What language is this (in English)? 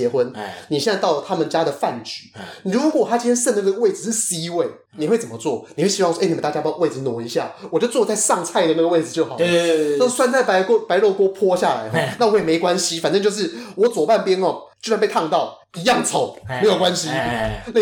Chinese